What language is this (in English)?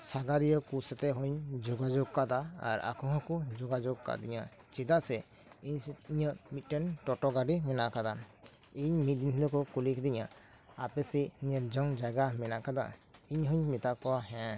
Santali